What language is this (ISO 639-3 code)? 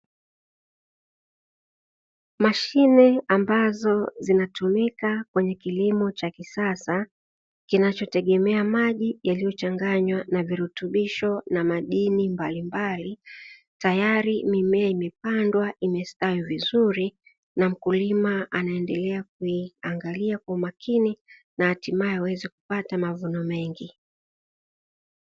swa